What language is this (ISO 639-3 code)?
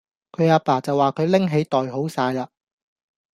yue